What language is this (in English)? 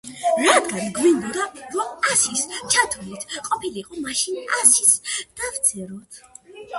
Georgian